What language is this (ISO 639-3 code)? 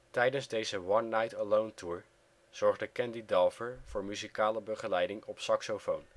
nld